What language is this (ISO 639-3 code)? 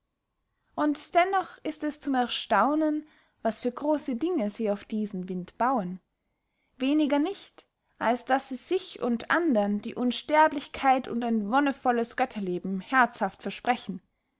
deu